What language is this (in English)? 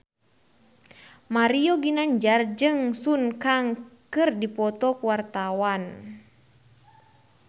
Sundanese